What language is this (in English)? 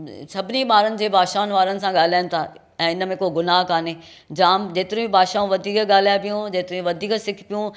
Sindhi